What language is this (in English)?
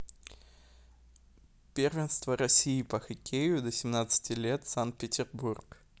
Russian